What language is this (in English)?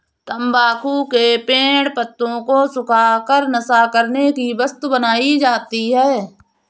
Hindi